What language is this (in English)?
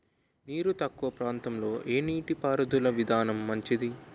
Telugu